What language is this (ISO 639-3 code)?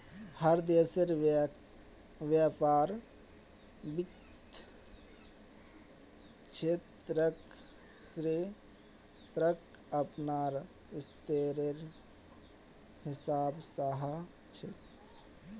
mag